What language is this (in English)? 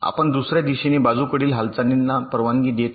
Marathi